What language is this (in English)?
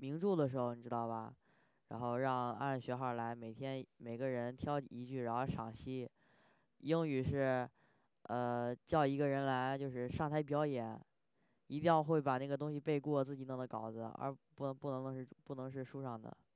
Chinese